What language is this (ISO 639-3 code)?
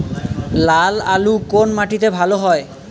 ben